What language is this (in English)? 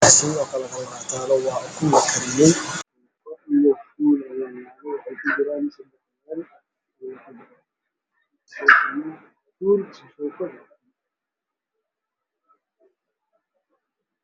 Somali